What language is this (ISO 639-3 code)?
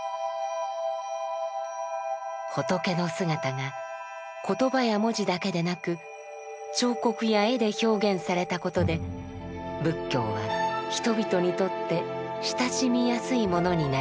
jpn